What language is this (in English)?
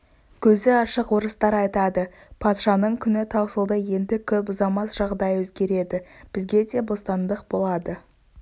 Kazakh